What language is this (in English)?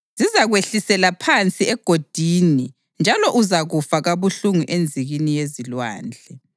North Ndebele